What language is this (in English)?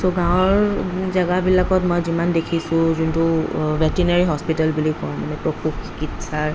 Assamese